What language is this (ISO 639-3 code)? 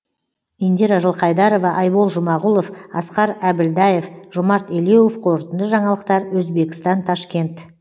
kaz